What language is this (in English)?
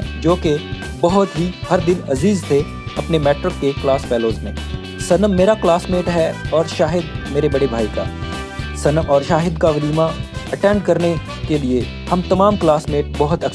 Hindi